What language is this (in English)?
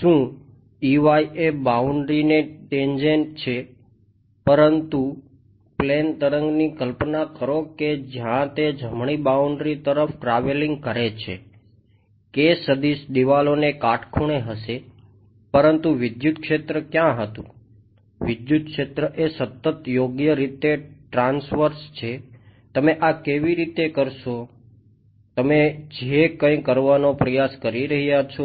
Gujarati